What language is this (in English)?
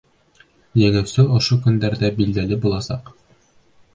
Bashkir